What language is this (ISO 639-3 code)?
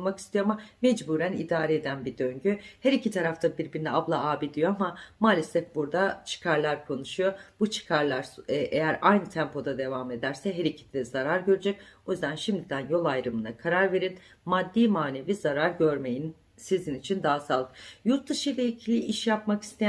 tur